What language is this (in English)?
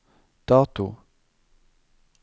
Norwegian